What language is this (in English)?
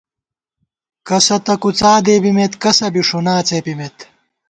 Gawar-Bati